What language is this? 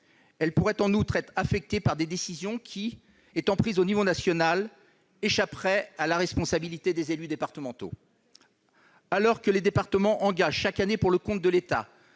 French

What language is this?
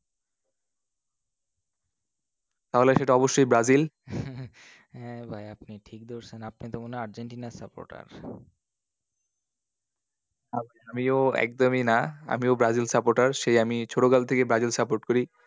Bangla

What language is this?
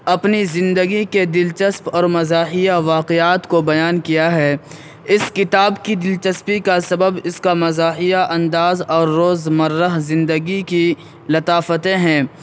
Urdu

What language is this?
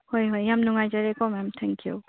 Manipuri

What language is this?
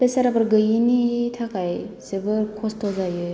Bodo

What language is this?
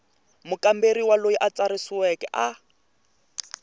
Tsonga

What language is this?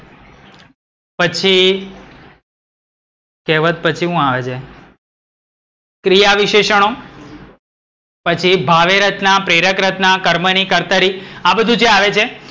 Gujarati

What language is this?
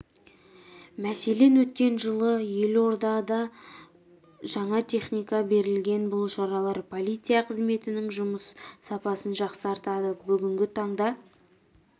Kazakh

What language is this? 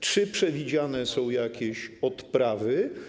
Polish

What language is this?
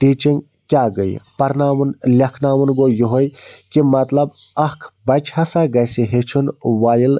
Kashmiri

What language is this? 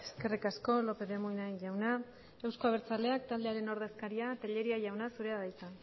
Basque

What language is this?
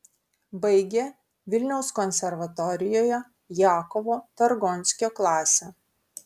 Lithuanian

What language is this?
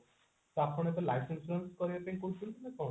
Odia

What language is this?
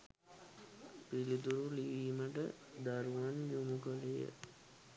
Sinhala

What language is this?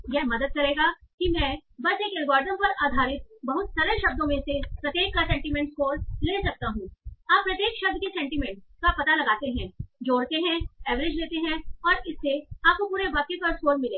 Hindi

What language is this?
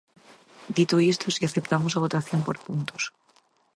Galician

